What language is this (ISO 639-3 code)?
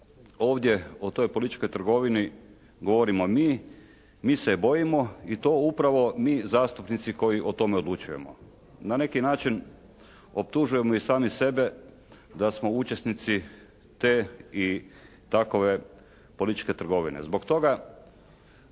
hrv